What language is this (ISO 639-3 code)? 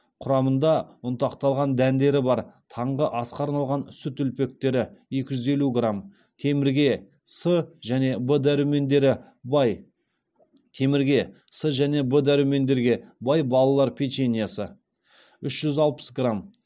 kaz